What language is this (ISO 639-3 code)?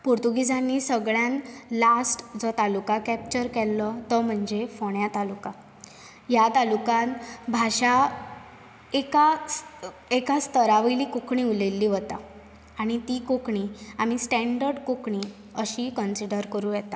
kok